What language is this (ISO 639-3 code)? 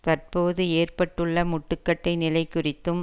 tam